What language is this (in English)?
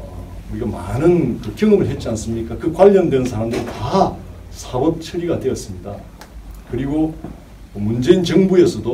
Korean